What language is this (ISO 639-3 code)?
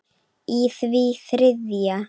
isl